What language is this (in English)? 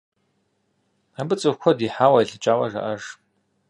Kabardian